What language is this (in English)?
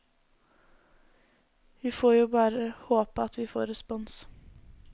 Norwegian